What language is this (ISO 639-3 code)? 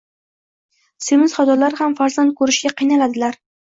uzb